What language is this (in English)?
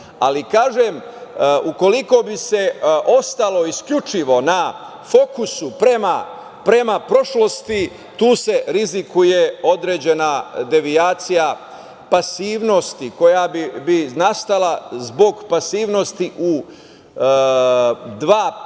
Serbian